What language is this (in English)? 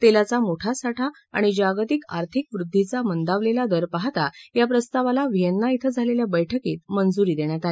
Marathi